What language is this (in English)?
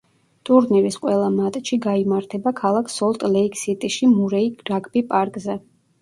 Georgian